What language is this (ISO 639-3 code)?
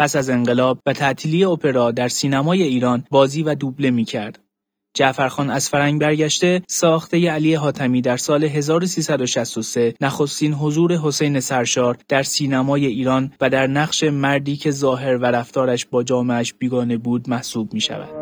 fas